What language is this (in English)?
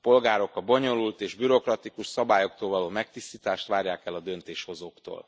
Hungarian